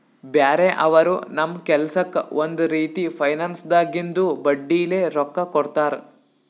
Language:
Kannada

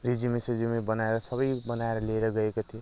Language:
Nepali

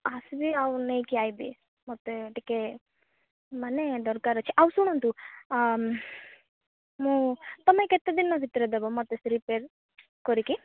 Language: Odia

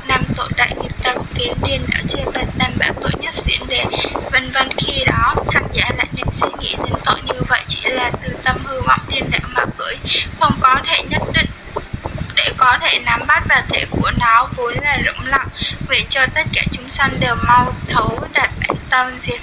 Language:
Vietnamese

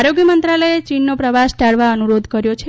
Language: Gujarati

